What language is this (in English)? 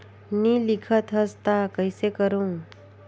Chhattisgarhi